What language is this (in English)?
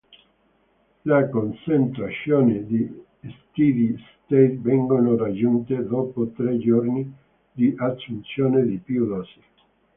Italian